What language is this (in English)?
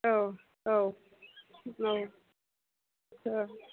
Bodo